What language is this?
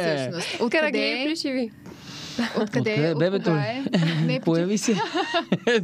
Bulgarian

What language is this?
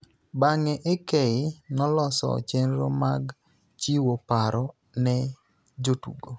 Luo (Kenya and Tanzania)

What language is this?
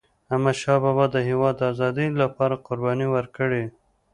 Pashto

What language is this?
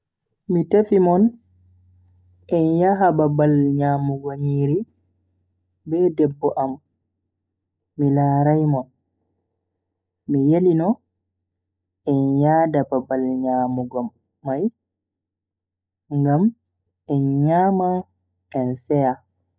Bagirmi Fulfulde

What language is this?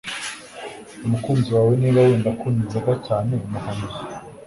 Kinyarwanda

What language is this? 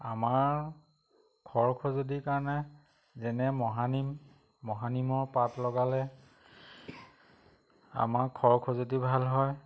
Assamese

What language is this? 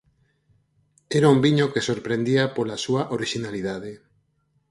Galician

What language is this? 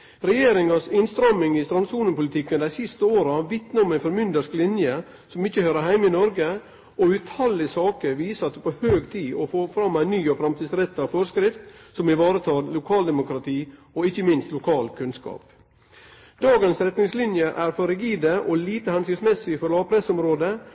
Norwegian Nynorsk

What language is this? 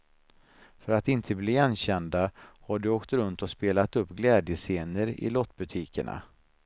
Swedish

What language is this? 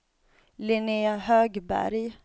Swedish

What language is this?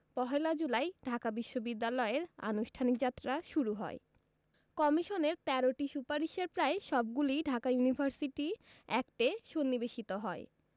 Bangla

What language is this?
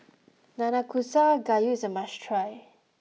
English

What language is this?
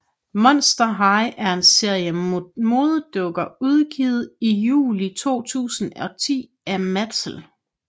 Danish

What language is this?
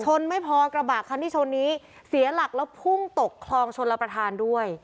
Thai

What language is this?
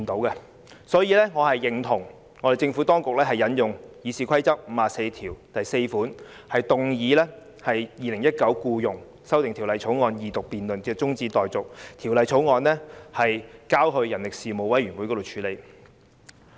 Cantonese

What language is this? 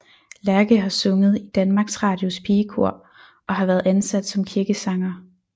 Danish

